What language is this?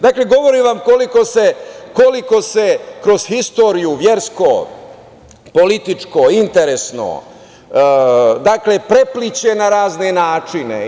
Serbian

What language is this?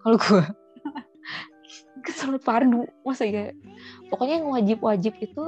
Indonesian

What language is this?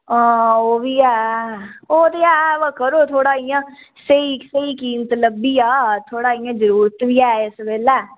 Dogri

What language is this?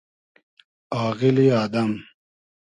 Hazaragi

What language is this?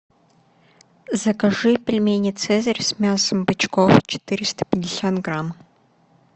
Russian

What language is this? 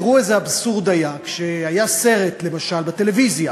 Hebrew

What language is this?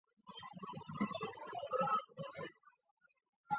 Chinese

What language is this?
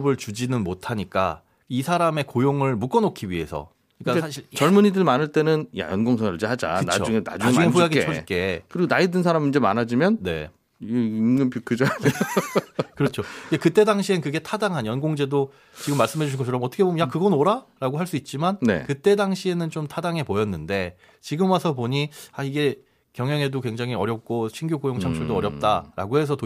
Korean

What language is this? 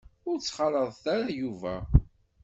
Kabyle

